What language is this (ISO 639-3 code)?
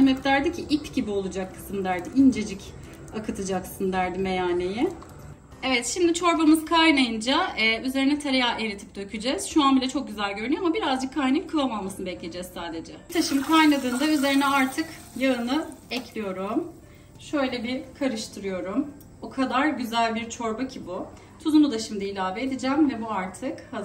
tur